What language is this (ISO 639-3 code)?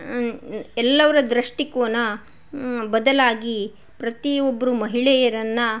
kan